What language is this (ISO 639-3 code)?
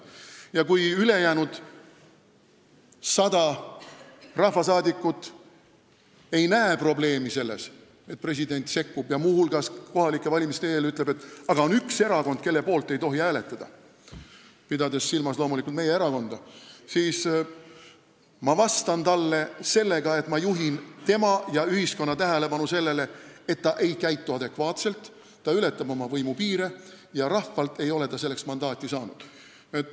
est